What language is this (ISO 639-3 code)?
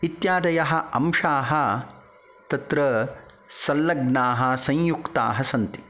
san